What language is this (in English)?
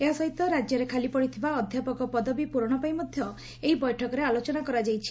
Odia